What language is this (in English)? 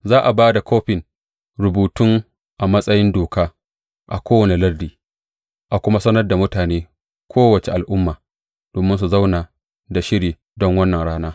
Hausa